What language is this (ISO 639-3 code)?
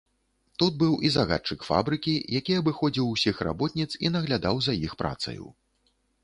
bel